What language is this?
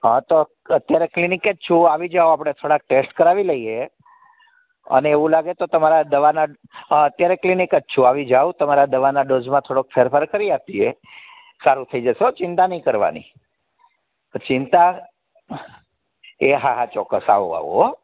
Gujarati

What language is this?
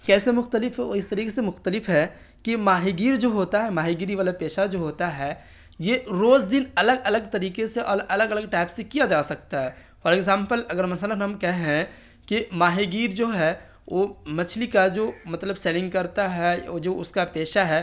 Urdu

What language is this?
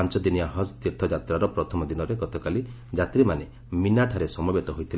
Odia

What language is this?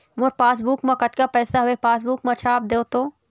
Chhattisgarhi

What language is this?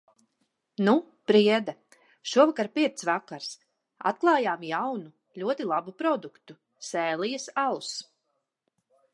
Latvian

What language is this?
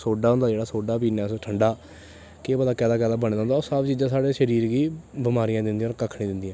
Dogri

